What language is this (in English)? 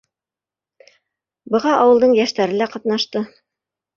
Bashkir